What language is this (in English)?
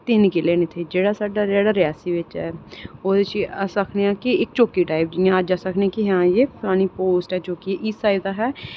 Dogri